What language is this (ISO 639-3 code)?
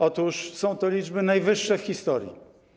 pol